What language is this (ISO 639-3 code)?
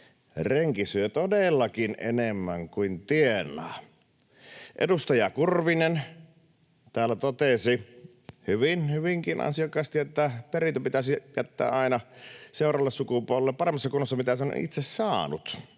fin